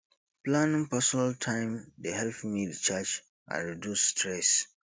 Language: Nigerian Pidgin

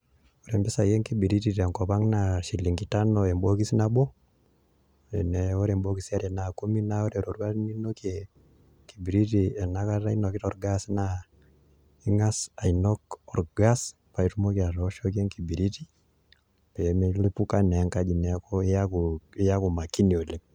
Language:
Masai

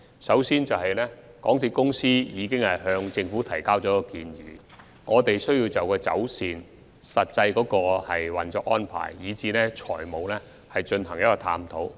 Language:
Cantonese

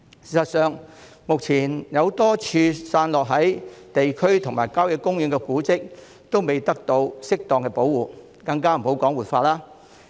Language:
Cantonese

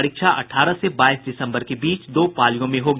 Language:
Hindi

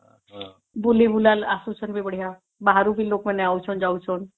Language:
Odia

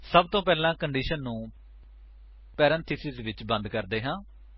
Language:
Punjabi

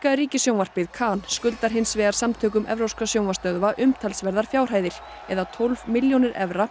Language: Icelandic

